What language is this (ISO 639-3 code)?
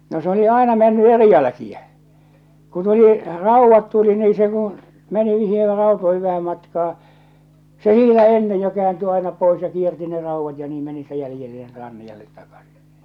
fin